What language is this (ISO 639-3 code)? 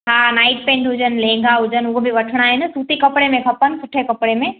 snd